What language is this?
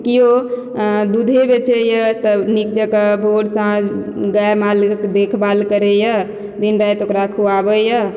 Maithili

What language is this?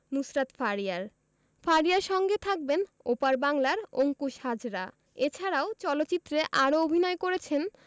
Bangla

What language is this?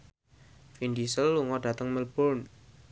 Javanese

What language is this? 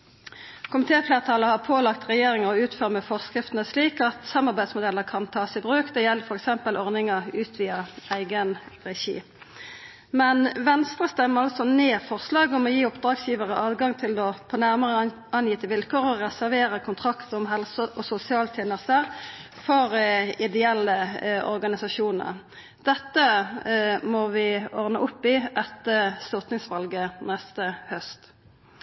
Norwegian Nynorsk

